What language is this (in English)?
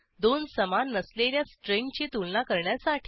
Marathi